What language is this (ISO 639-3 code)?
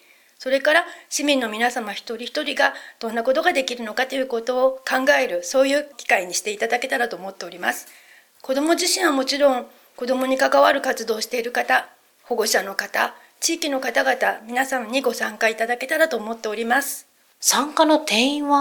jpn